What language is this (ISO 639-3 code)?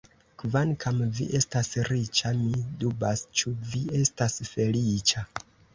epo